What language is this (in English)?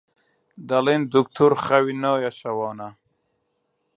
Central Kurdish